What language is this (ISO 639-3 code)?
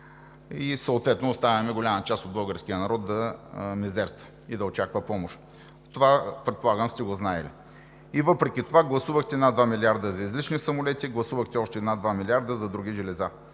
bul